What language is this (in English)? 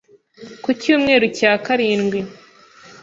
Kinyarwanda